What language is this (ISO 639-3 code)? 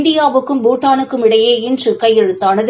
tam